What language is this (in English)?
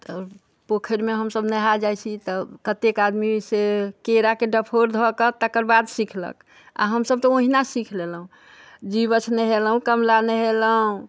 Maithili